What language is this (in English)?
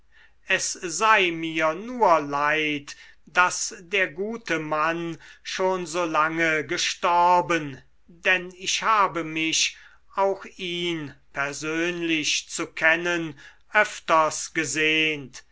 German